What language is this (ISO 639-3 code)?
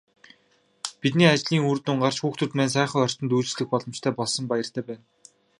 mon